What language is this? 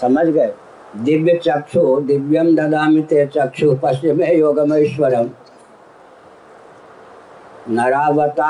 Hindi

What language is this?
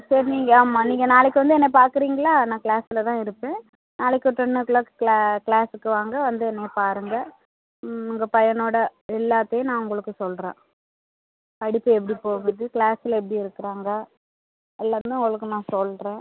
Tamil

